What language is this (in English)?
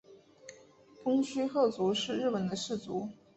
Chinese